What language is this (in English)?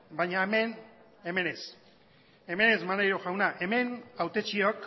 Basque